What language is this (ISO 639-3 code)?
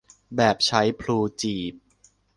tha